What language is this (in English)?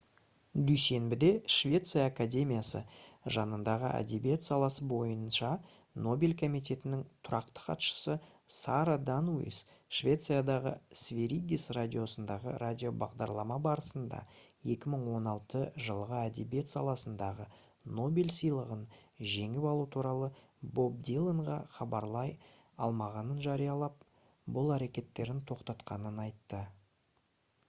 Kazakh